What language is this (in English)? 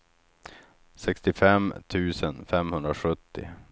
Swedish